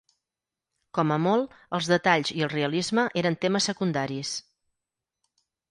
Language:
Catalan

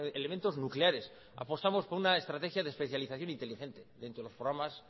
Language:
Spanish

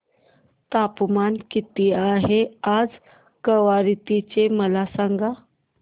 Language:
Marathi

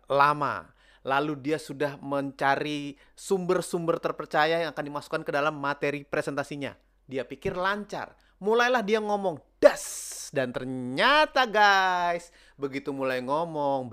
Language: Indonesian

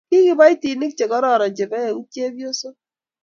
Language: Kalenjin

